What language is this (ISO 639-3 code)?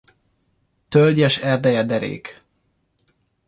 hun